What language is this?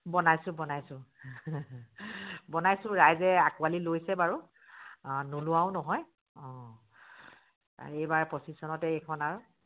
Assamese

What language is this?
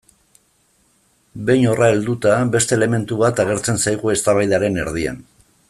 Basque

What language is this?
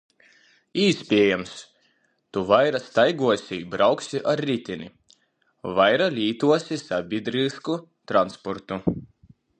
Latgalian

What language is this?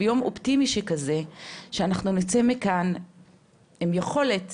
Hebrew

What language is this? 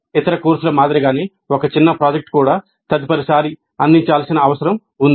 Telugu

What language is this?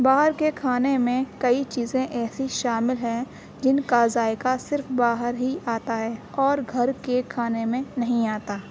Urdu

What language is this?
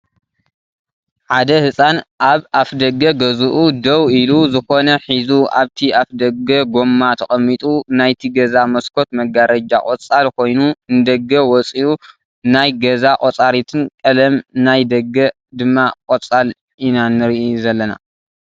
Tigrinya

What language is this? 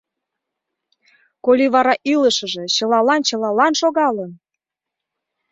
Mari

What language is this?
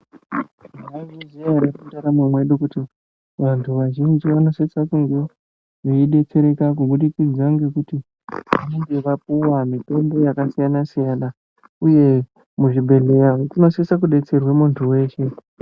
Ndau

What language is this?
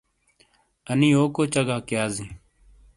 Shina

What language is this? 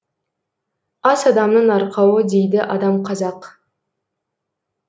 Kazakh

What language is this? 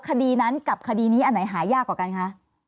Thai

